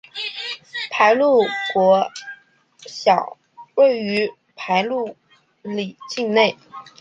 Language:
Chinese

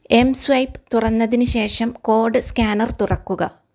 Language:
Malayalam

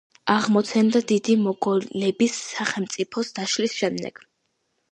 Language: Georgian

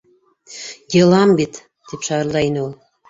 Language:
Bashkir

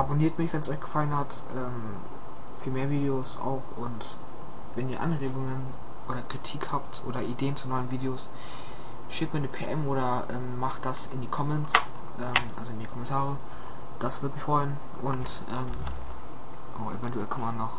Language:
German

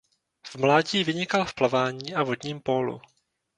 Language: Czech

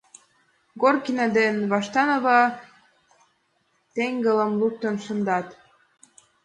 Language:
Mari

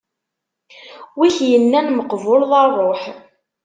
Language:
Kabyle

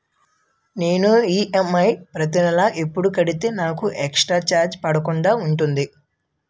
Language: Telugu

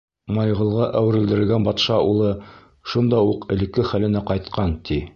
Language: Bashkir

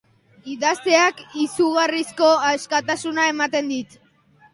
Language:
Basque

